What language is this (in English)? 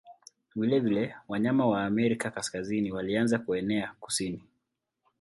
Swahili